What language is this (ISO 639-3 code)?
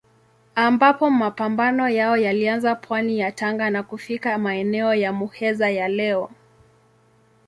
swa